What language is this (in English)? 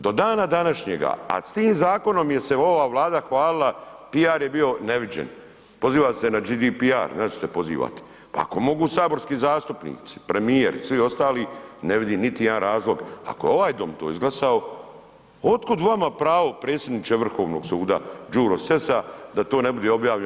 Croatian